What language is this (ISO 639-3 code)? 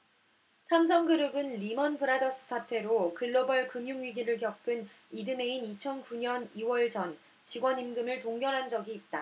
kor